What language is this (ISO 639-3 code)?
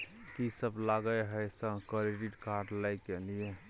mai